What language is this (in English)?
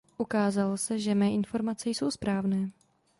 Czech